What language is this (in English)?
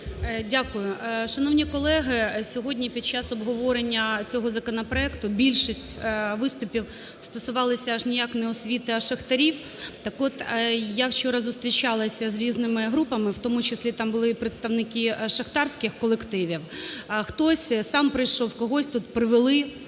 Ukrainian